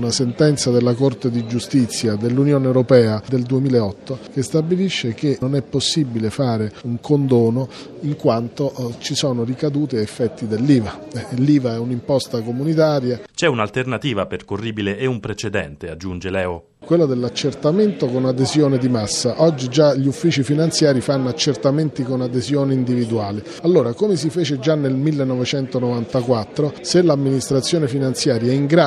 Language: Italian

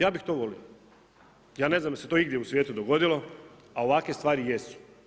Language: Croatian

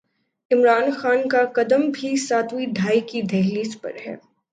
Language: Urdu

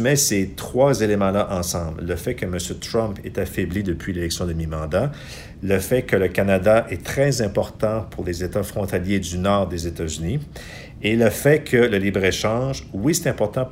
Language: French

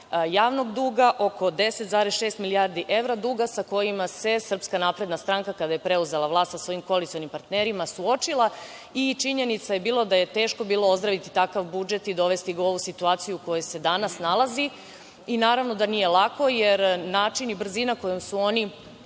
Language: Serbian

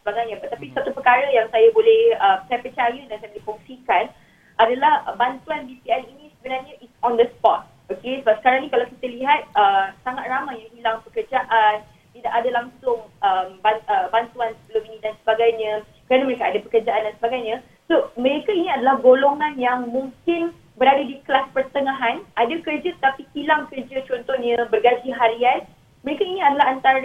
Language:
Malay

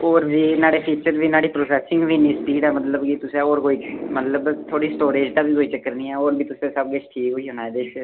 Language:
Dogri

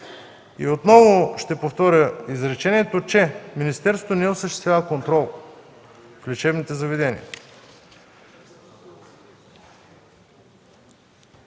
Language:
Bulgarian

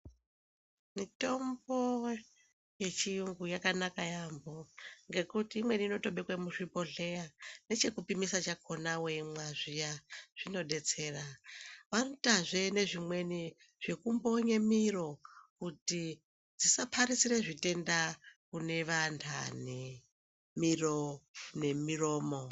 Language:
Ndau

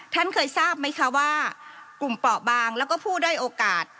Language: Thai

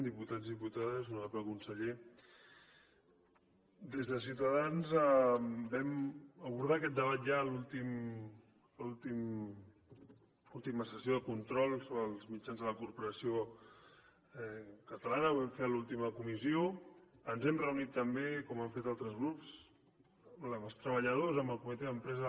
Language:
Catalan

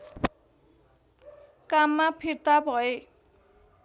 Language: Nepali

